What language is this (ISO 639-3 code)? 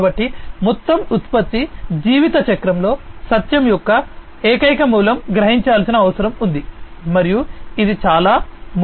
tel